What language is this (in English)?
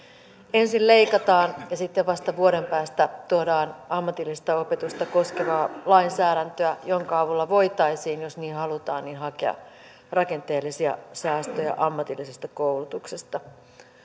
Finnish